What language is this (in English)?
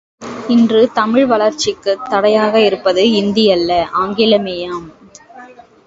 Tamil